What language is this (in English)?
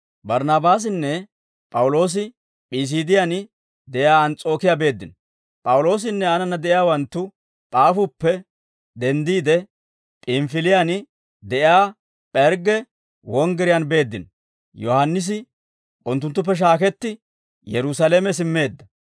Dawro